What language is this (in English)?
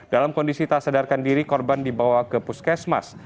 Indonesian